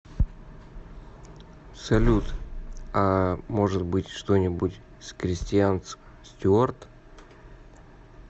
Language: Russian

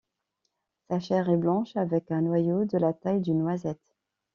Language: French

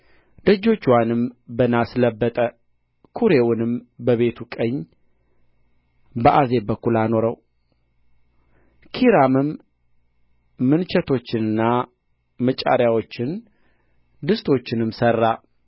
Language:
Amharic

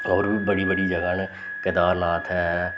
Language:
Dogri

